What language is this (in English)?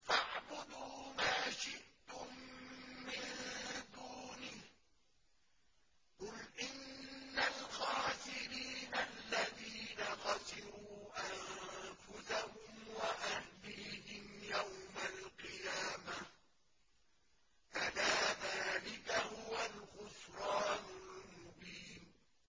Arabic